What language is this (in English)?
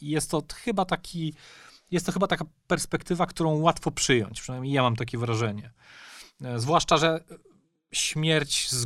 Polish